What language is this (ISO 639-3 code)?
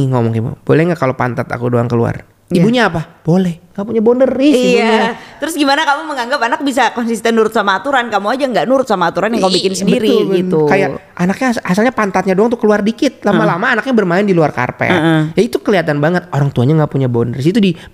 ind